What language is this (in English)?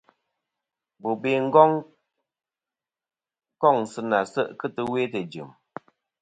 Kom